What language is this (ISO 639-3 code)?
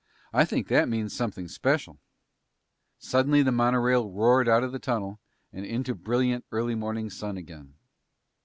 eng